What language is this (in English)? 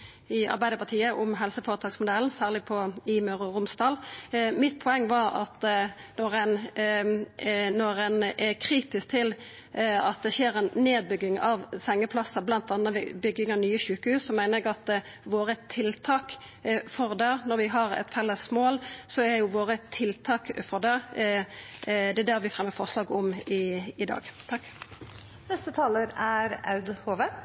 Norwegian Nynorsk